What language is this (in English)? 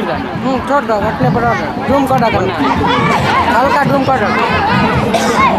Indonesian